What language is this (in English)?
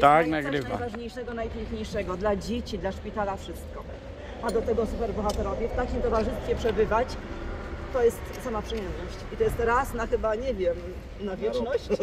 Polish